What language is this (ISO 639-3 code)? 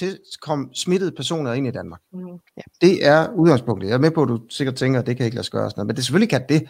dan